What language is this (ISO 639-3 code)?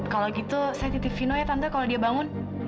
ind